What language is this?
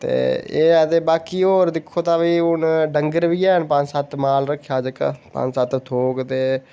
Dogri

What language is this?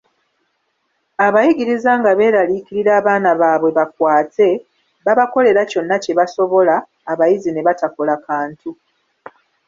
Ganda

